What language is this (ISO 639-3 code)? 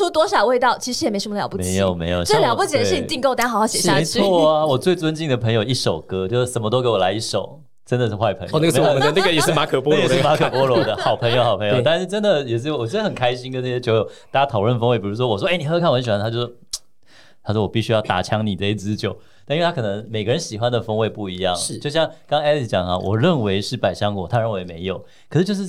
zho